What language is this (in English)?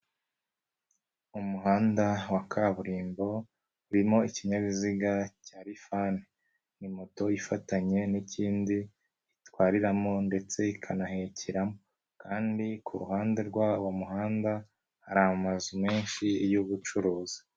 Kinyarwanda